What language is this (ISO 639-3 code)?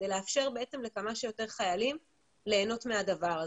heb